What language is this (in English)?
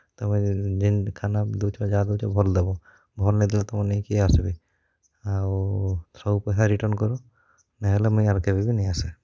Odia